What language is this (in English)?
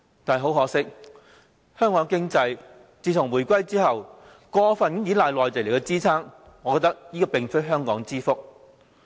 Cantonese